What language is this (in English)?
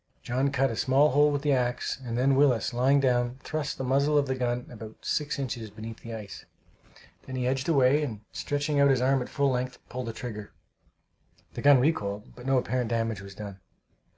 English